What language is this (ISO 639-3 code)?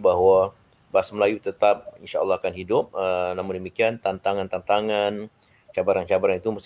msa